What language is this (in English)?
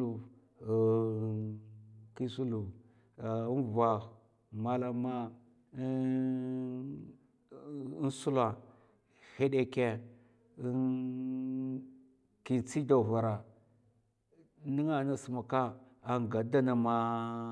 Mafa